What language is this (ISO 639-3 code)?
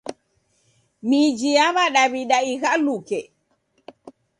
dav